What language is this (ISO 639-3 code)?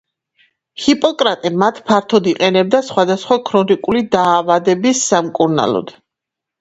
kat